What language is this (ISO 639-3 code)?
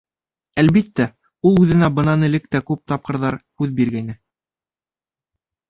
bak